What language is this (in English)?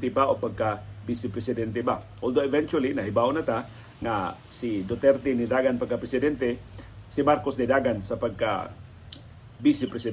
Filipino